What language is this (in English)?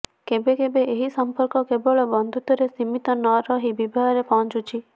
Odia